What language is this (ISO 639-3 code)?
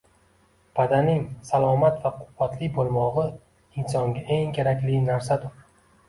uzb